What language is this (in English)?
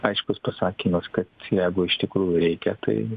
Lithuanian